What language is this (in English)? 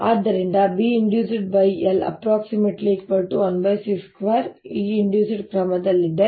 Kannada